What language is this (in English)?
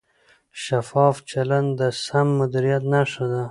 Pashto